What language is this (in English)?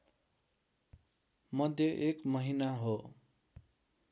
Nepali